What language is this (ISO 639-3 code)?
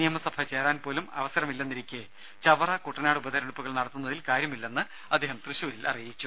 mal